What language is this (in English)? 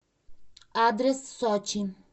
Russian